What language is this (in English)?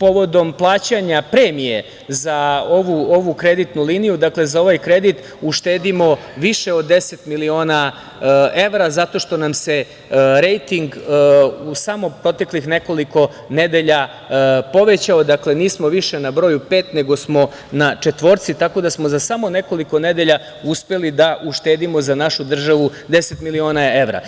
Serbian